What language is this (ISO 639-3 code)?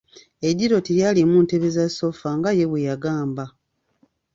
lug